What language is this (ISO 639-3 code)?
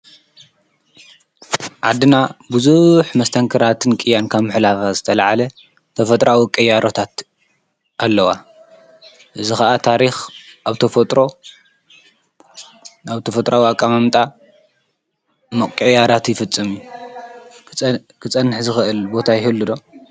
tir